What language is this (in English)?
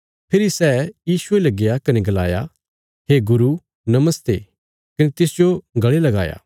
Bilaspuri